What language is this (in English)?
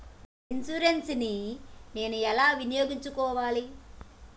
Telugu